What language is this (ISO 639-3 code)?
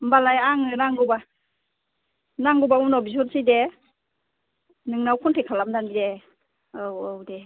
brx